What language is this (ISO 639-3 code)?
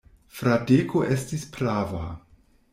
epo